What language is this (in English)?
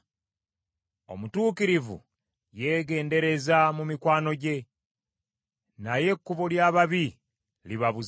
Ganda